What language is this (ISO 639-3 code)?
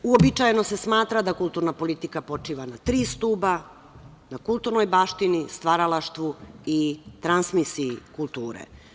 srp